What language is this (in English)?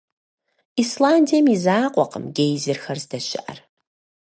Kabardian